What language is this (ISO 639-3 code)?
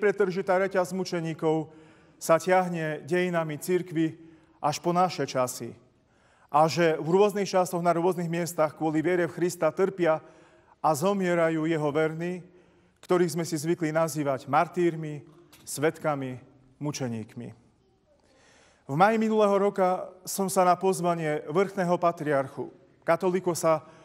ukr